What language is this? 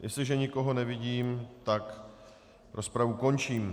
Czech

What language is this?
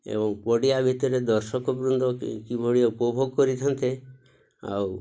Odia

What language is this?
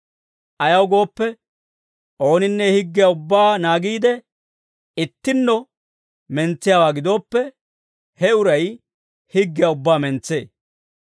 Dawro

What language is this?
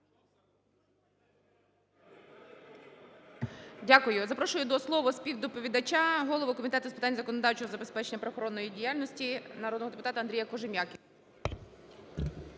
Ukrainian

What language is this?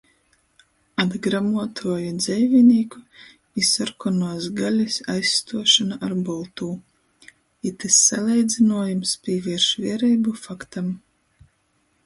Latgalian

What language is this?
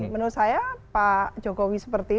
Indonesian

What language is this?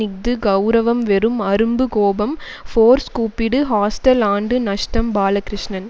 Tamil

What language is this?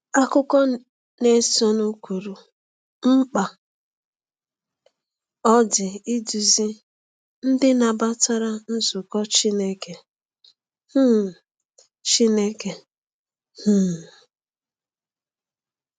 Igbo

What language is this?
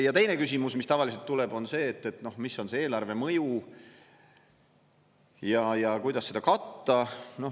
Estonian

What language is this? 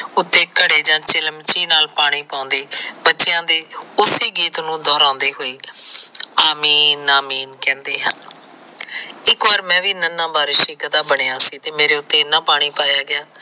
Punjabi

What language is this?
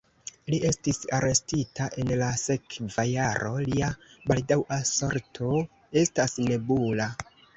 Esperanto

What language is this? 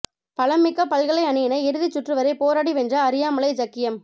Tamil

